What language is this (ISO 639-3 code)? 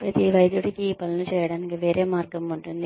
tel